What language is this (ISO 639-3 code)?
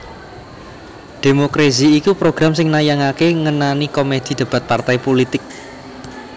jav